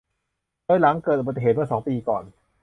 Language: Thai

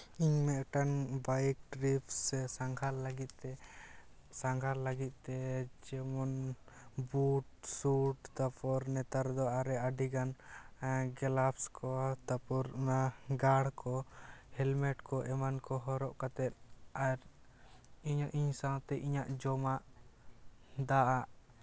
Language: Santali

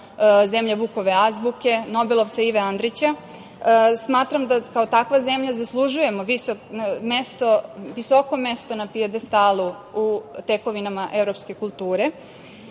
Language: Serbian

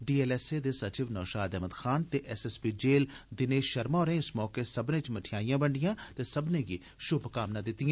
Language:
Dogri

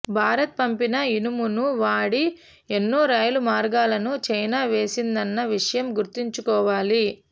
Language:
Telugu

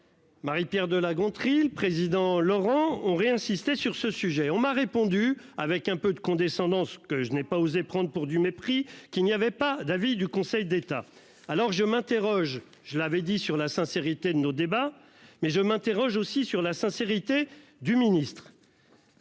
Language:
French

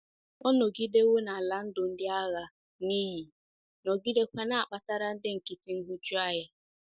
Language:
Igbo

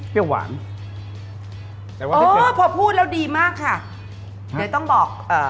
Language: Thai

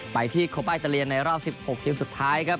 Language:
Thai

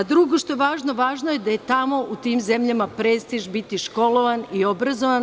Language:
Serbian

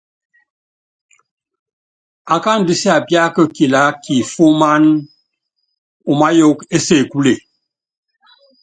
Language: Yangben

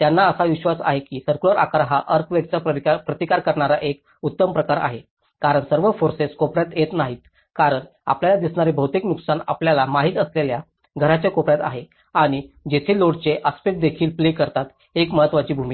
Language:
Marathi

